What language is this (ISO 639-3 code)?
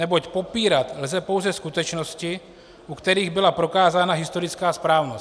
ces